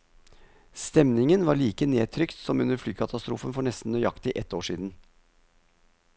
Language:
Norwegian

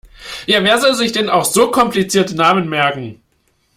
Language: German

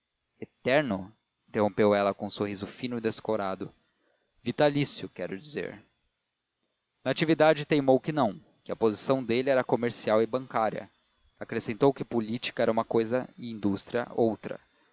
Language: Portuguese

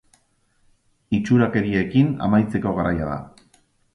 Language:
Basque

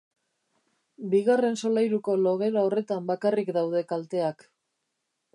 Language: Basque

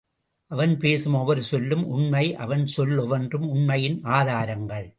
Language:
Tamil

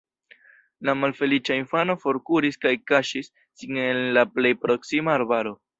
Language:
Esperanto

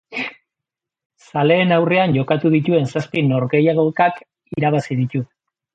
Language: Basque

